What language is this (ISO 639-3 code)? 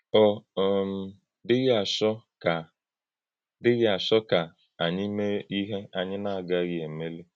ibo